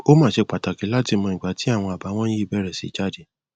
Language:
Yoruba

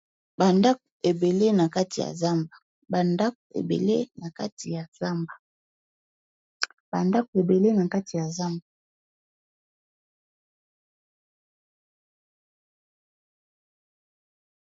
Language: Lingala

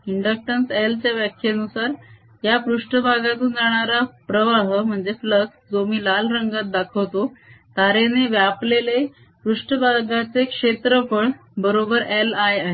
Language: Marathi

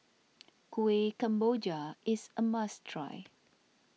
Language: English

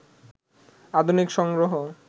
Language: Bangla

